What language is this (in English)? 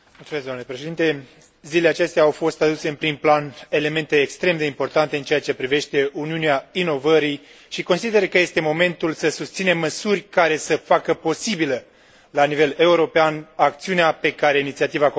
Romanian